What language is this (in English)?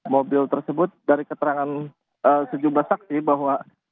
Indonesian